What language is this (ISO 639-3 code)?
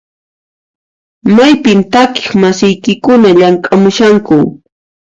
qxp